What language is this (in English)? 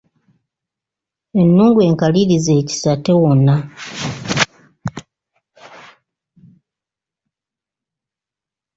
Ganda